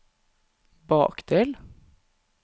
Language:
Norwegian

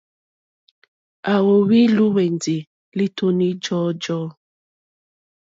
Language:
Mokpwe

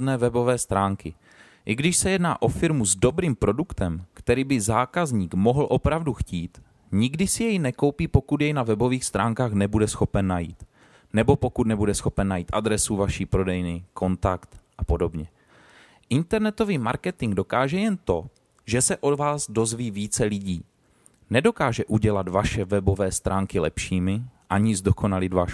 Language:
Czech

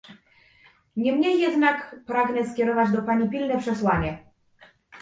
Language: Polish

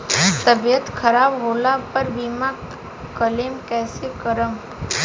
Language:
Bhojpuri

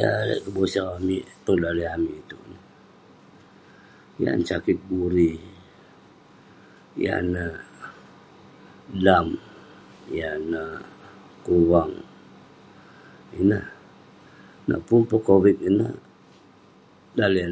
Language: Western Penan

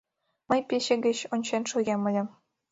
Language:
Mari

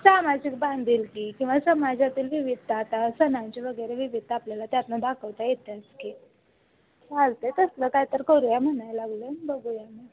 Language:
Marathi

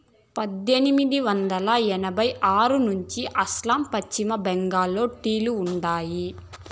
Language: Telugu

